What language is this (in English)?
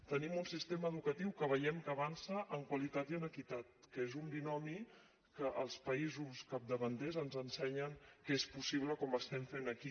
Catalan